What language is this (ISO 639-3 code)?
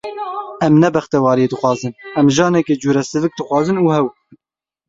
kur